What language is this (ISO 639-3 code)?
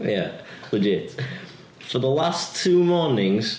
cym